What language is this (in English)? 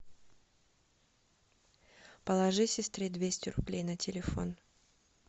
Russian